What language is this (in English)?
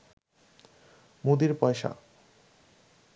Bangla